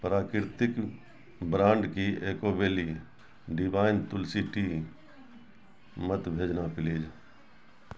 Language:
Urdu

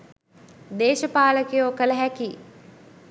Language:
Sinhala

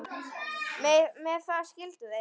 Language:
Icelandic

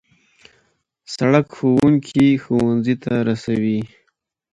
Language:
Pashto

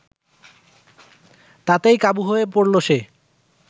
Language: Bangla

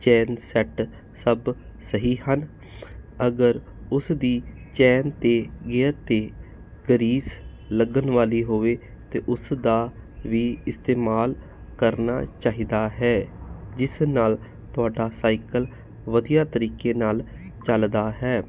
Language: Punjabi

